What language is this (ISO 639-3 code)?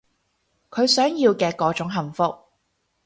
yue